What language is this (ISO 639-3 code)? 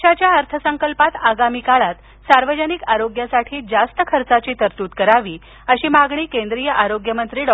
mar